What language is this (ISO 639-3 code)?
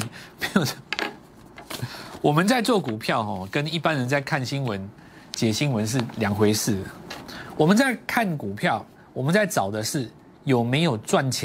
zho